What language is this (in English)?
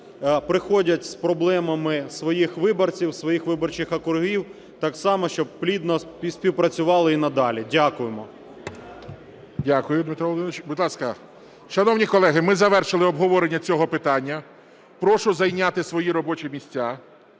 Ukrainian